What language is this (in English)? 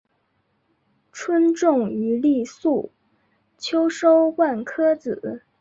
Chinese